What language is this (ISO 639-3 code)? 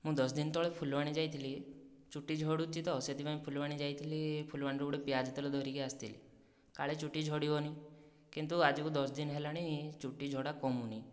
ori